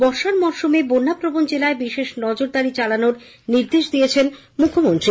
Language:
Bangla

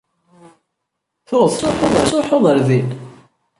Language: Kabyle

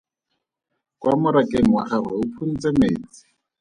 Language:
Tswana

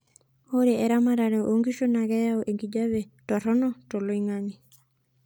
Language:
Masai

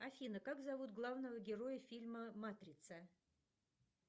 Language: Russian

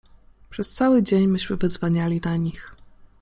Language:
Polish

